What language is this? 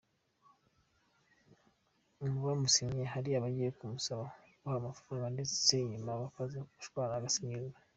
Kinyarwanda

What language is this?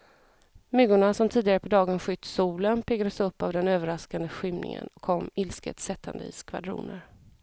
Swedish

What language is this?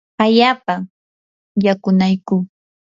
Yanahuanca Pasco Quechua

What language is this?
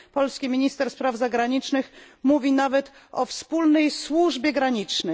Polish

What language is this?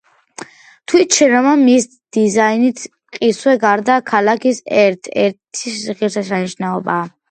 Georgian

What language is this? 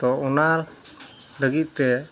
Santali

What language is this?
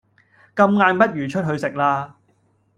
Cantonese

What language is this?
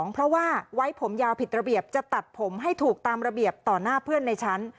Thai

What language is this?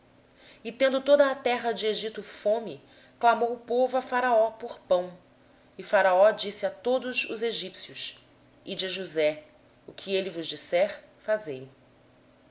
Portuguese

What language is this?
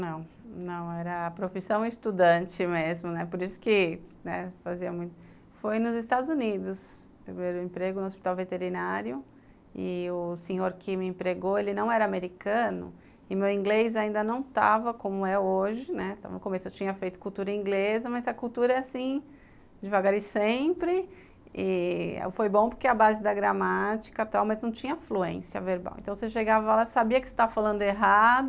Portuguese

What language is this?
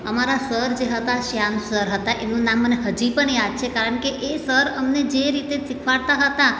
Gujarati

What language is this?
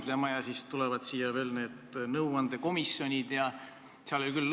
Estonian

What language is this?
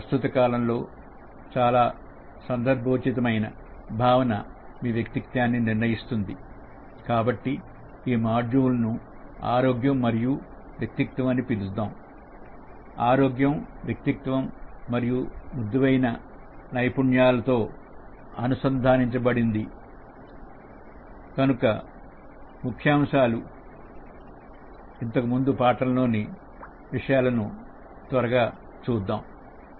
Telugu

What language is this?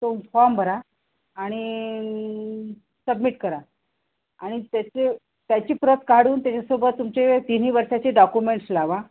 Marathi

